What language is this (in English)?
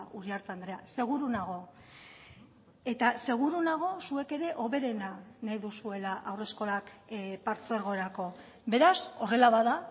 Basque